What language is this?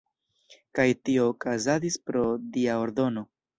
Esperanto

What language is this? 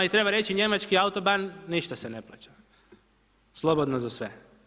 Croatian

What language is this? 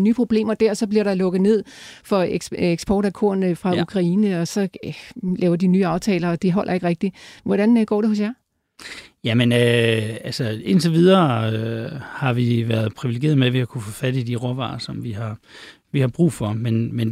Danish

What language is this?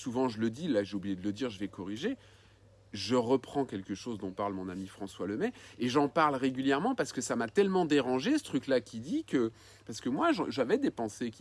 French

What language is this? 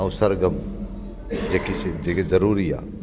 Sindhi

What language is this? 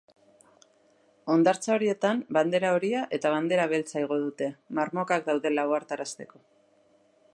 Basque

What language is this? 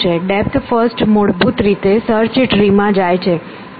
Gujarati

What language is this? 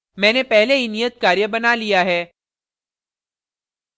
Hindi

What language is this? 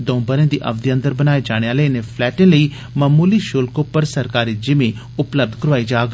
Dogri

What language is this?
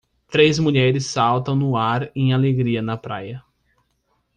Portuguese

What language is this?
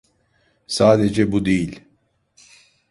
Turkish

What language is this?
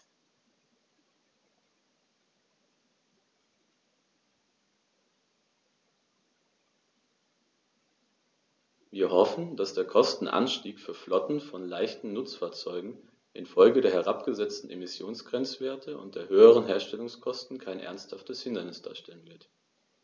German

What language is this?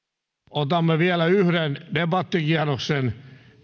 Finnish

